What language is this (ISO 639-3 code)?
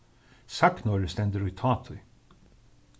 fao